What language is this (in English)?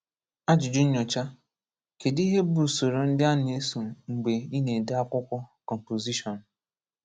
Igbo